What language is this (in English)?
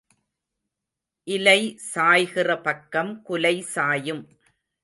Tamil